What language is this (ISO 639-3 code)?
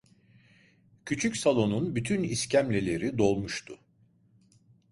tur